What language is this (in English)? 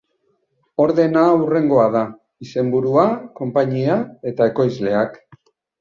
Basque